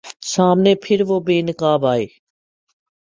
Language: Urdu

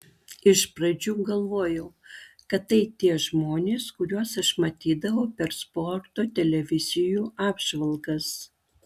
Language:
Lithuanian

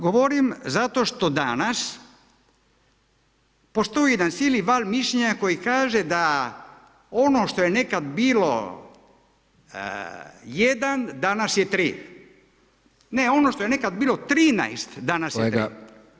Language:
Croatian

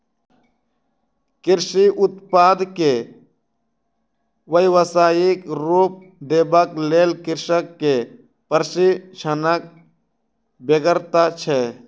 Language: Maithili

